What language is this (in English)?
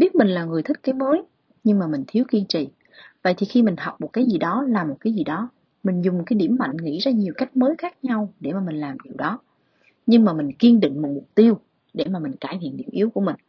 Vietnamese